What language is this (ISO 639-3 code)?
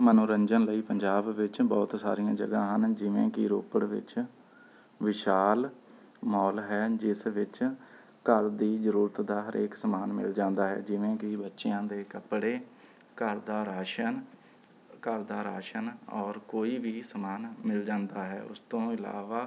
pan